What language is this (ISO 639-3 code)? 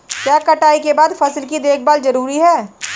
hin